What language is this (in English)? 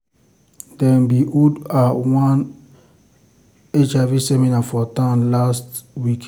Nigerian Pidgin